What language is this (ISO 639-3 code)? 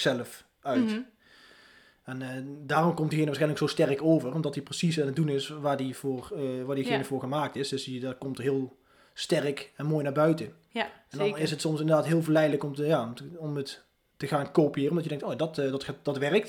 nld